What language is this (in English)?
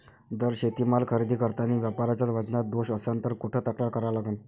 Marathi